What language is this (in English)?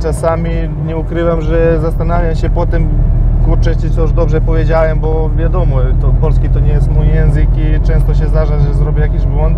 Polish